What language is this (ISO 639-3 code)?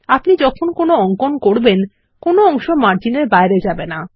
ben